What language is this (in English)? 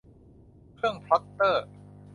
Thai